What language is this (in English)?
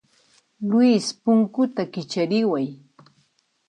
Puno Quechua